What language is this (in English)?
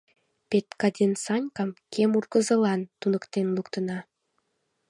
Mari